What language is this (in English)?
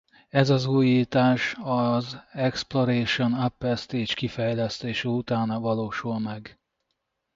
Hungarian